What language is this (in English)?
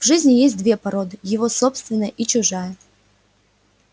Russian